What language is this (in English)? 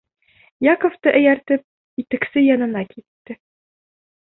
Bashkir